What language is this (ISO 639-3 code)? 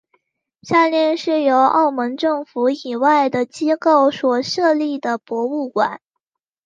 zho